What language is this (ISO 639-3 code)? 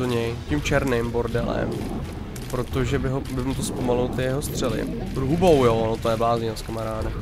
ces